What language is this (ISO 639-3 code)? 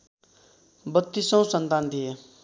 nep